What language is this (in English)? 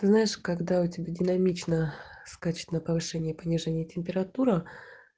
Russian